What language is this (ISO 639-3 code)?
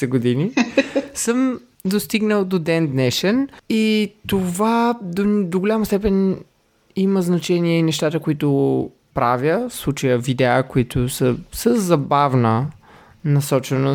bul